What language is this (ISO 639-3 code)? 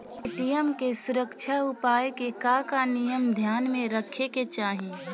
bho